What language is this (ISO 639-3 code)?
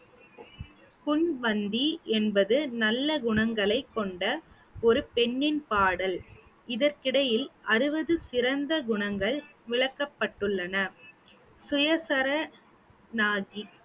tam